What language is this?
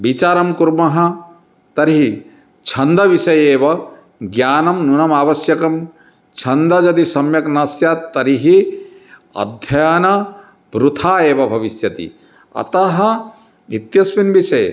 Sanskrit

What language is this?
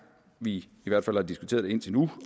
Danish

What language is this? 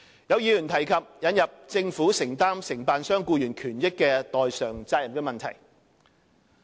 Cantonese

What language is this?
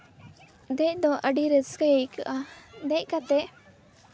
Santali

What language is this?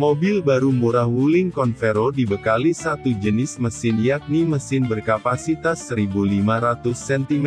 Indonesian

